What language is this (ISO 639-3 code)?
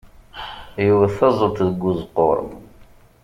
kab